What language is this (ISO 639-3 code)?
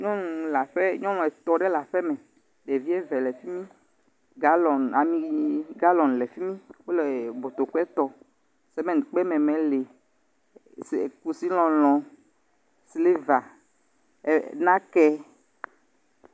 ewe